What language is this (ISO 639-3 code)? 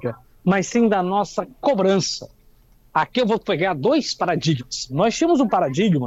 por